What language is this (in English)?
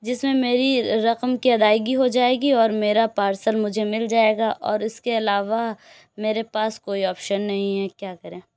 Urdu